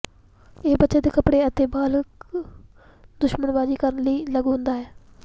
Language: Punjabi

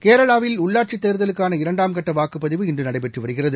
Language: Tamil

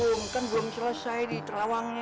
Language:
Indonesian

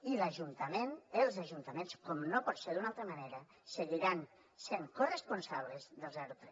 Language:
Catalan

